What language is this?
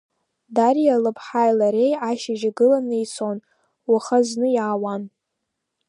Abkhazian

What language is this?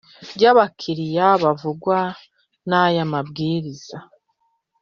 Kinyarwanda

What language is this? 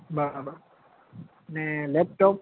Gujarati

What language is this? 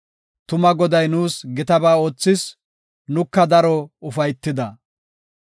Gofa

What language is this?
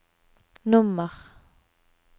Norwegian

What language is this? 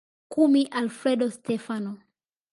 Swahili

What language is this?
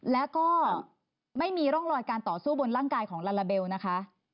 Thai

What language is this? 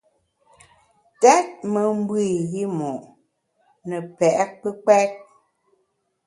Bamun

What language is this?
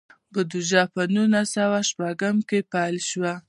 Pashto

